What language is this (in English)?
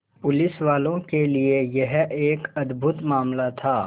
Hindi